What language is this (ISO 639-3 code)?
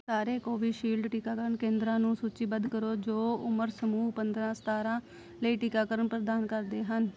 pan